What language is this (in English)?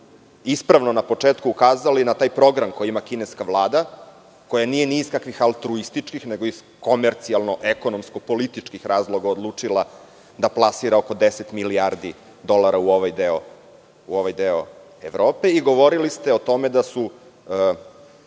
Serbian